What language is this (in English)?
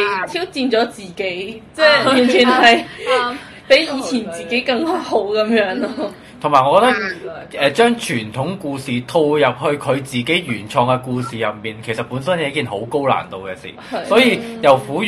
Chinese